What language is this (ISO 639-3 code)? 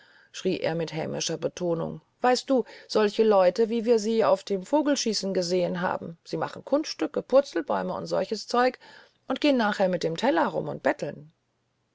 deu